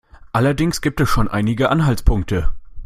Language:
German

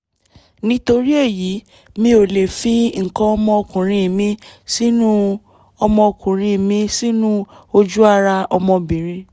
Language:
Yoruba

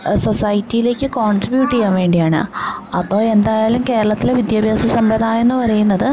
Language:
Malayalam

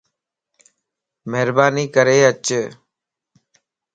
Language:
Lasi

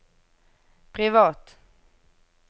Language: Norwegian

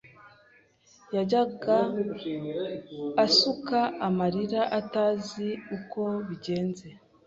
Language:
Kinyarwanda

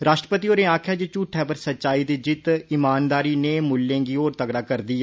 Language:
Dogri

